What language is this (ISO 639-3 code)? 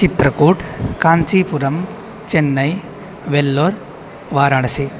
san